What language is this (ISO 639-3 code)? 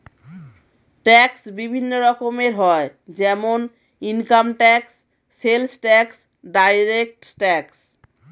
ben